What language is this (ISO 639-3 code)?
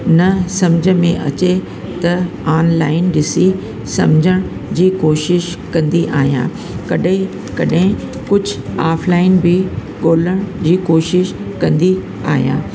snd